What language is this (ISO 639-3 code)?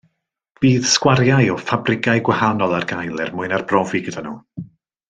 cym